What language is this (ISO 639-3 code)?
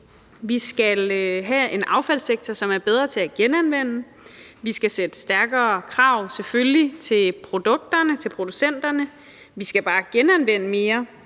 dan